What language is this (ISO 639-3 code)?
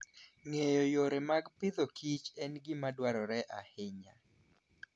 luo